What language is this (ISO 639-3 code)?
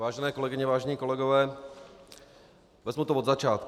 ces